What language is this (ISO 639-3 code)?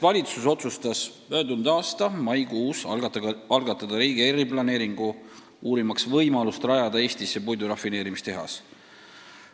est